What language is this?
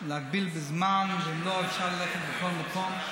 Hebrew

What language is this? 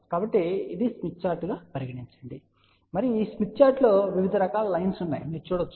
Telugu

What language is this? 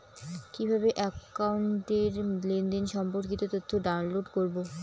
Bangla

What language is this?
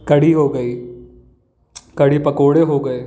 Hindi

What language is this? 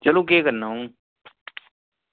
Dogri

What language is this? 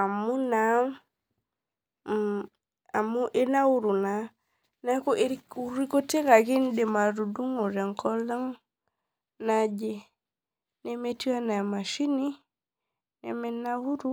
Masai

